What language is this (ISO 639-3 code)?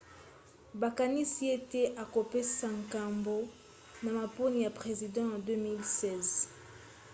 lin